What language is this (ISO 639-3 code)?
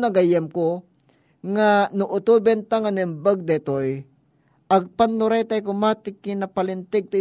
fil